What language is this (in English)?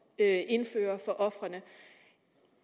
Danish